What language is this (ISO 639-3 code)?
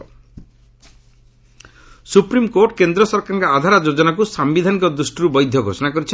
ori